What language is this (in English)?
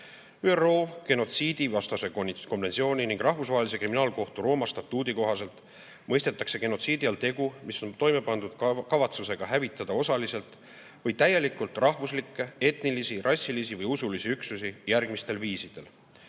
Estonian